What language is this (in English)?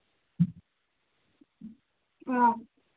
Manipuri